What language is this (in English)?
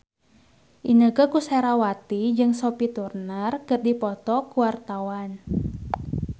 Sundanese